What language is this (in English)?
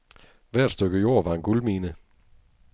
Danish